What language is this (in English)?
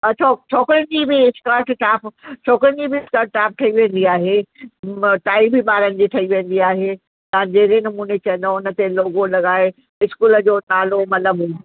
Sindhi